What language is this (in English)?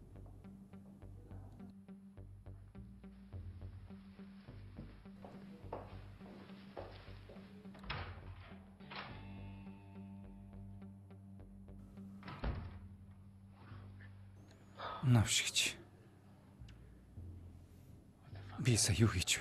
Turkish